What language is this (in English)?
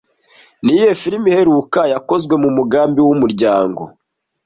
Kinyarwanda